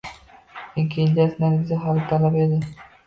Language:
Uzbek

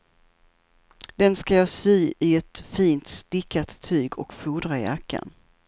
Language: Swedish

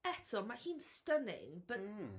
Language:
Welsh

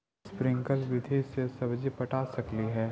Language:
Magahi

